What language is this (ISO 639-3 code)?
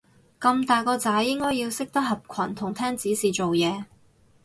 yue